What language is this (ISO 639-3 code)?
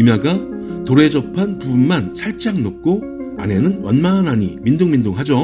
kor